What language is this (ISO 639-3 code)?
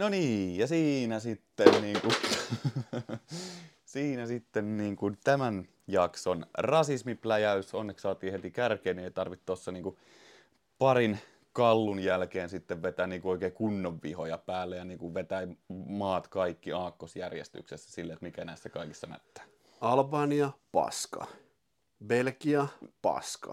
fin